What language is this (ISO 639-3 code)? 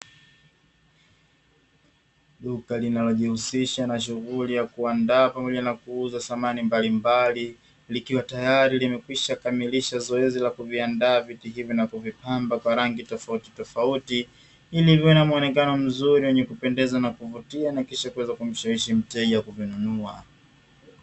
swa